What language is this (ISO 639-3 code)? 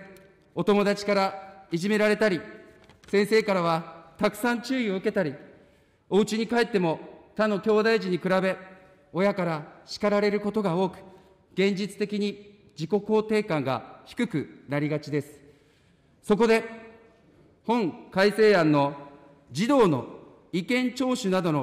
jpn